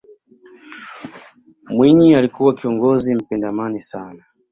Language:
Swahili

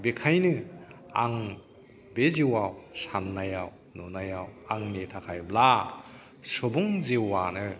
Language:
Bodo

